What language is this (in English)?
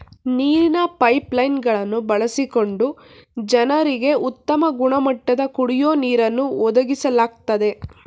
Kannada